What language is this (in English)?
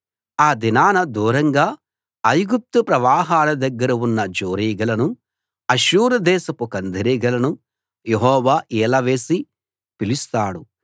Telugu